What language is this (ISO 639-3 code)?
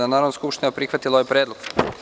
srp